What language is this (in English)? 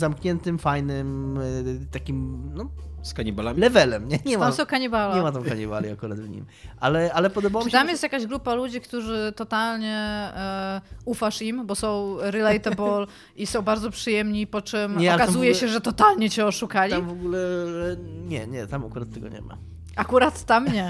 Polish